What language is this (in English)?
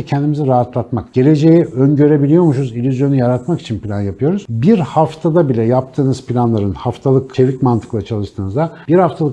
Turkish